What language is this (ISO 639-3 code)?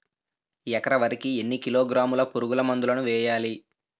tel